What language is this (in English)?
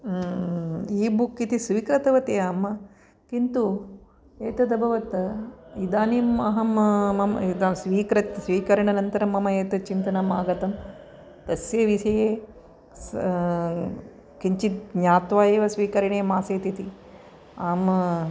Sanskrit